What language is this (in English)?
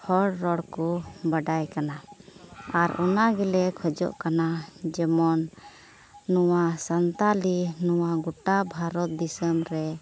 Santali